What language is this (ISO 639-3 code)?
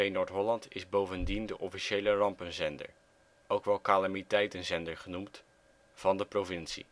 nld